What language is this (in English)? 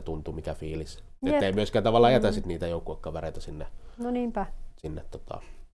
Finnish